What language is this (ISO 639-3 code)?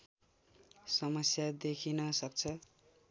nep